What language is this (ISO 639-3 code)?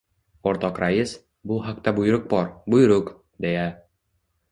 uzb